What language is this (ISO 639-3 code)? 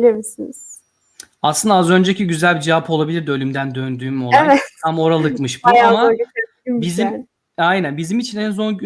tur